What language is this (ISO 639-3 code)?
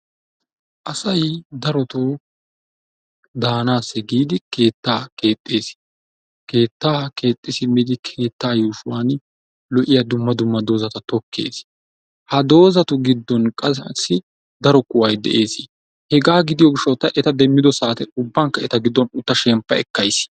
wal